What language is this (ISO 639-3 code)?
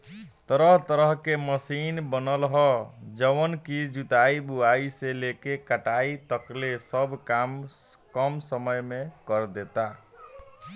bho